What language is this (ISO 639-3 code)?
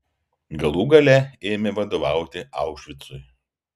lit